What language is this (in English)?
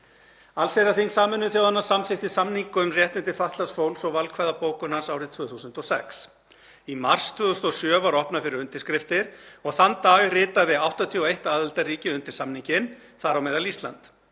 Icelandic